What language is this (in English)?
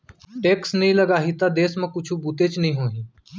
Chhattisgarhi